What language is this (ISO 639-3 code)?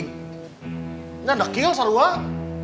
ind